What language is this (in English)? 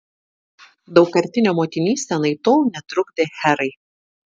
Lithuanian